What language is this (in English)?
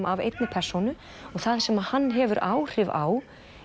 Icelandic